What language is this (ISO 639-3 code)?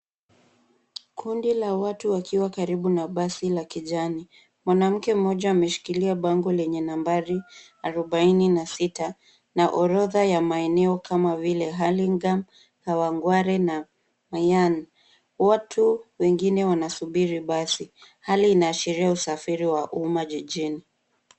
swa